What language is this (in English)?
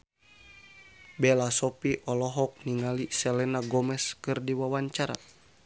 Sundanese